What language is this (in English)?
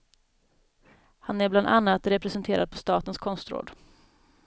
Swedish